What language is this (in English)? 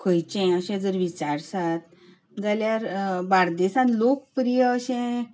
Konkani